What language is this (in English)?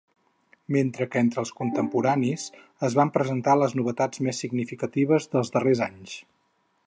Catalan